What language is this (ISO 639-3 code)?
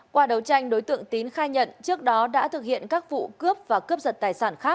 vie